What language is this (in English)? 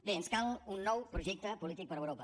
Catalan